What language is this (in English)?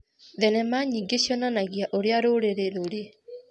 Kikuyu